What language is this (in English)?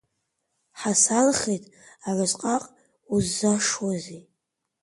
Abkhazian